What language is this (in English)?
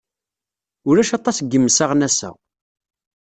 Kabyle